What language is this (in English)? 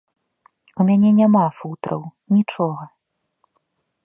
Belarusian